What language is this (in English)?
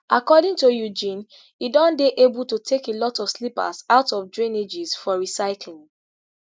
Nigerian Pidgin